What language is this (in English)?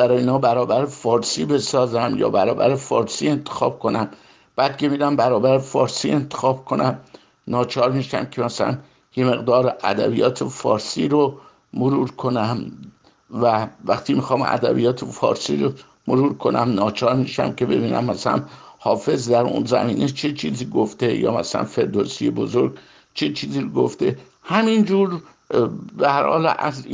Persian